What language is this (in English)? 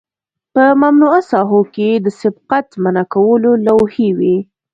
Pashto